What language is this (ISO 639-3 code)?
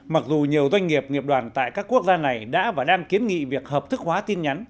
vie